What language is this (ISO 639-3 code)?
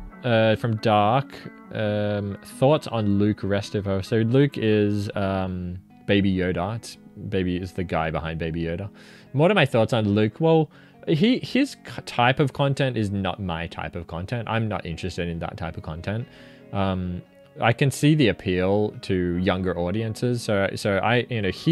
eng